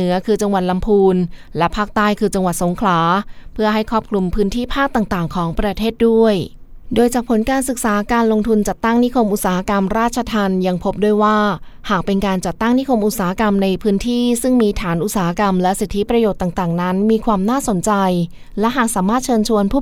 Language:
Thai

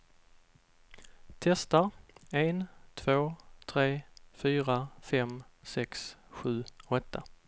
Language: Swedish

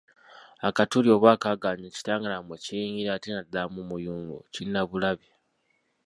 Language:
Ganda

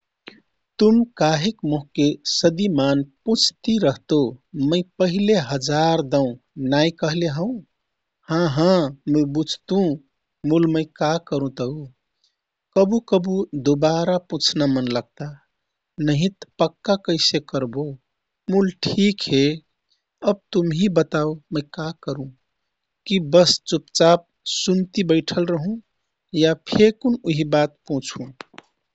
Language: Kathoriya Tharu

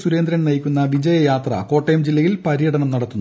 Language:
Malayalam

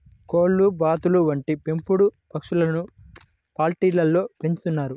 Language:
Telugu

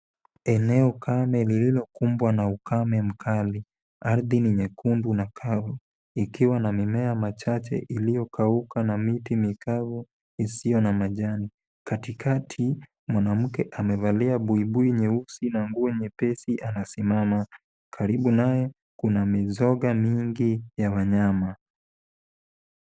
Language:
Swahili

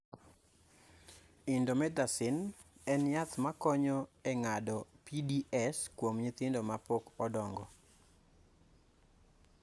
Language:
Luo (Kenya and Tanzania)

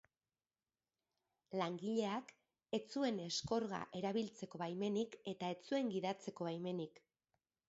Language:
Basque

